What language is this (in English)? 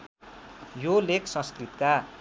Nepali